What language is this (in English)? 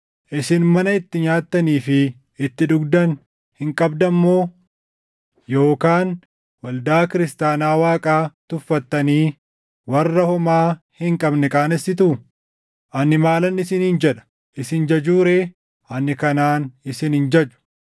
Oromo